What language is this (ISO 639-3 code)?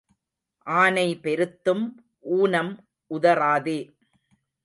tam